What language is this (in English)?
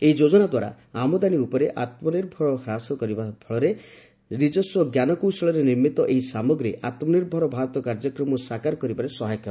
Odia